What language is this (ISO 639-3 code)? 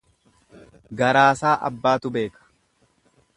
orm